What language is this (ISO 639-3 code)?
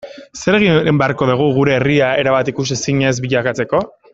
eus